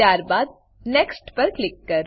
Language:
Gujarati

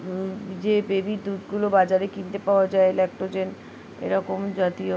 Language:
Bangla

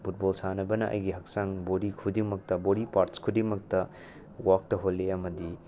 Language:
Manipuri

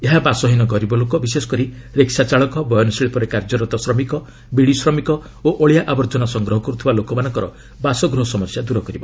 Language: Odia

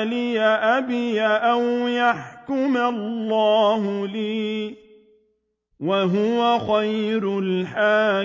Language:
Arabic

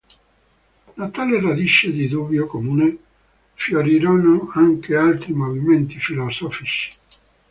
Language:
Italian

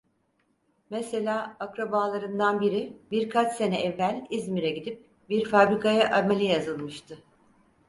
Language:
Turkish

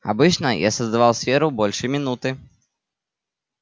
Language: Russian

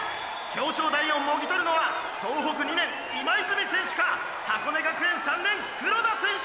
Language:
Japanese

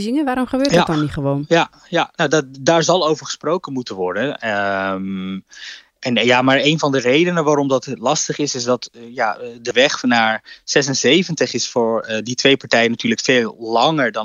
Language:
Dutch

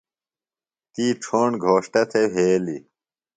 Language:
Phalura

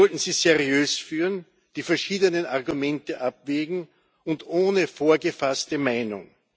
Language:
German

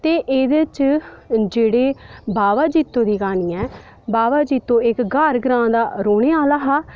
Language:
Dogri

